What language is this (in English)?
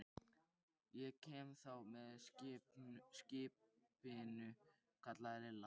Icelandic